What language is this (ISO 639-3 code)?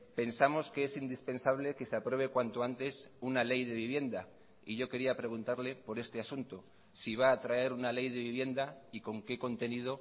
spa